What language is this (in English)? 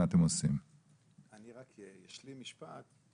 Hebrew